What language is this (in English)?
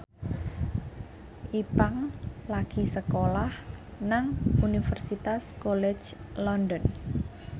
Javanese